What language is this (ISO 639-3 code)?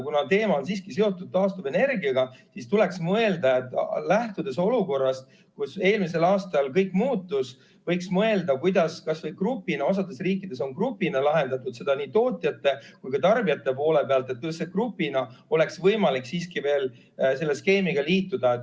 est